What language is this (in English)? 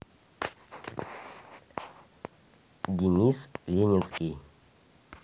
Russian